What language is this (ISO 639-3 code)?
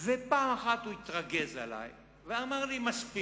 heb